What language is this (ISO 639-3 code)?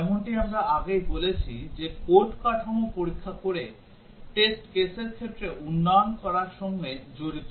ben